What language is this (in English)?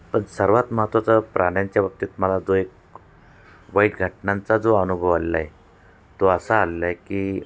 Marathi